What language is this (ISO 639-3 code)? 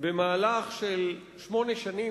heb